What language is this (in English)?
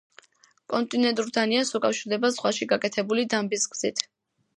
Georgian